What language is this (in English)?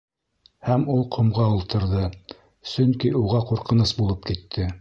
Bashkir